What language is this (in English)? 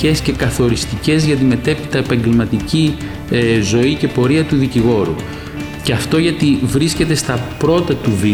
Greek